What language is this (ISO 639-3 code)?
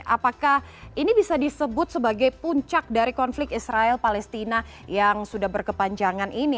ind